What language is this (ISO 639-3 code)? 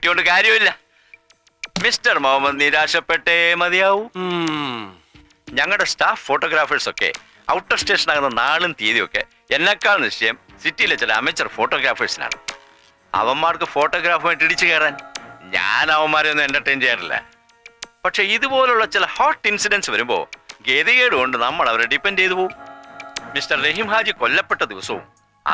hin